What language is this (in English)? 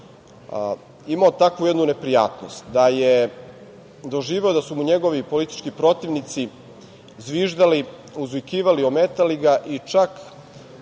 Serbian